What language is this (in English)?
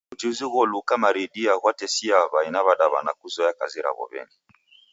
Taita